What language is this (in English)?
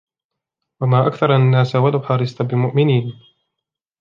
Arabic